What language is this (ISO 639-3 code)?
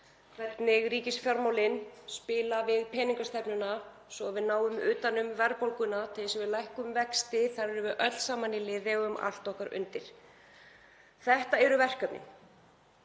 isl